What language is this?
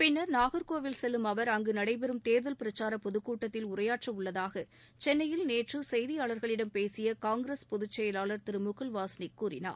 Tamil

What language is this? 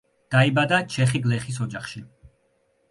Georgian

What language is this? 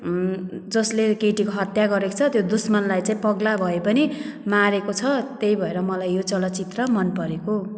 Nepali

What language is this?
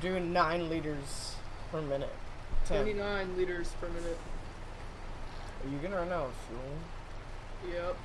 English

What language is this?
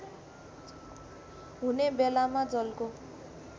Nepali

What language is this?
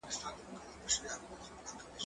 Pashto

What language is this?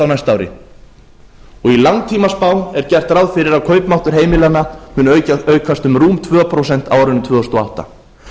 Icelandic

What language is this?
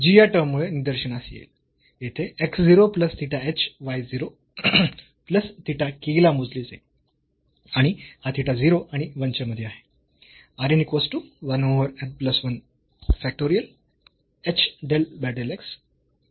Marathi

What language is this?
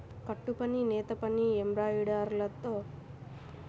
Telugu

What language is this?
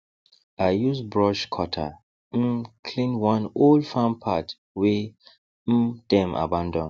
Nigerian Pidgin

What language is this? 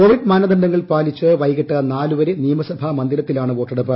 Malayalam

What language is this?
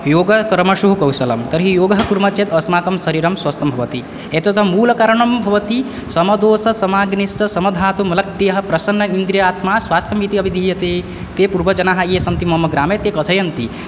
Sanskrit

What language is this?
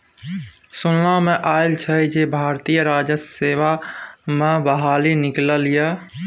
Maithili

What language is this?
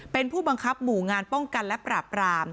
Thai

